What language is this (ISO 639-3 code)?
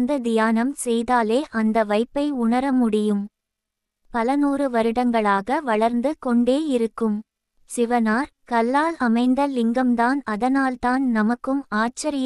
tam